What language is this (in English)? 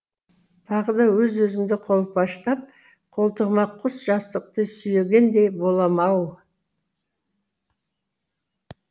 Kazakh